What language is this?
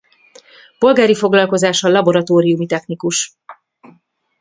Hungarian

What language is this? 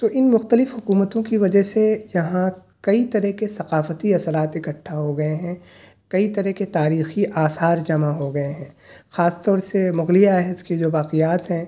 Urdu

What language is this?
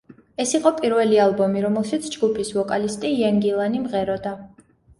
Georgian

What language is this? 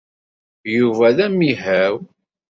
Kabyle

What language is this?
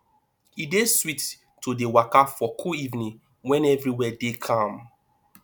Nigerian Pidgin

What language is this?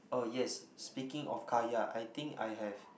English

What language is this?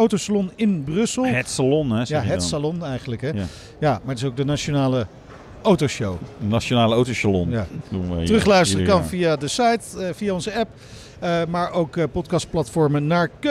Dutch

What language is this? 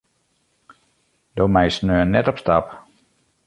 Western Frisian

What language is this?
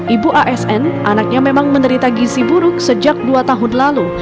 Indonesian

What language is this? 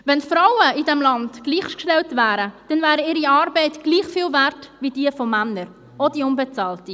Swiss German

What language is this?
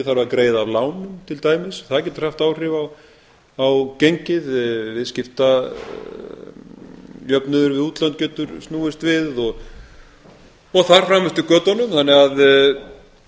Icelandic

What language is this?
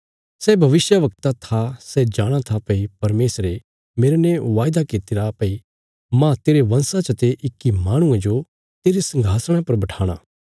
Bilaspuri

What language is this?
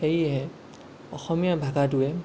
Assamese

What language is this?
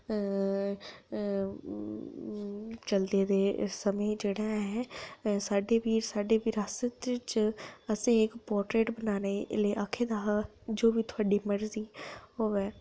Dogri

